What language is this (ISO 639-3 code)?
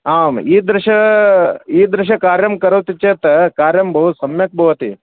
san